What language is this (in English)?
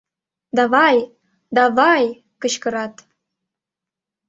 Mari